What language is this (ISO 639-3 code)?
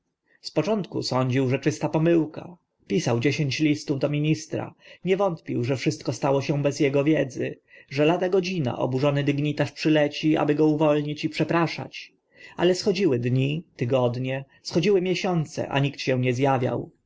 pol